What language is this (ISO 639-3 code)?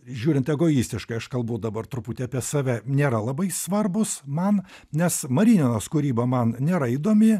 lit